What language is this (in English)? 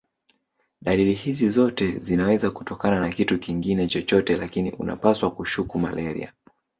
Swahili